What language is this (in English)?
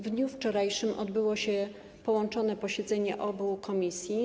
Polish